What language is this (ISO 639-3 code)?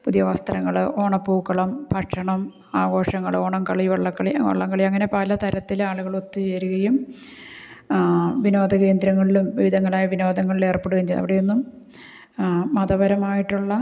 mal